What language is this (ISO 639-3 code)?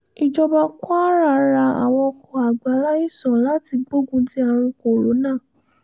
yor